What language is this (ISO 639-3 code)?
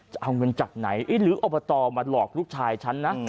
tha